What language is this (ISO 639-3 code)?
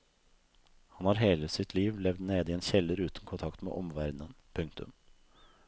nor